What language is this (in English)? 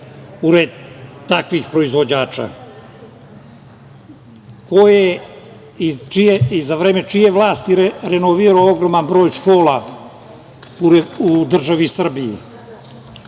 Serbian